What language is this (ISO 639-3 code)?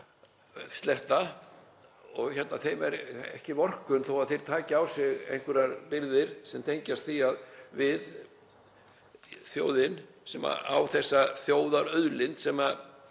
isl